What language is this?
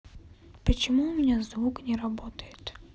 Russian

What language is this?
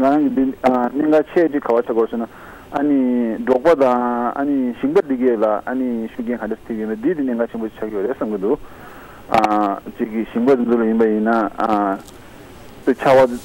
Korean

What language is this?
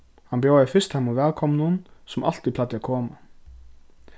Faroese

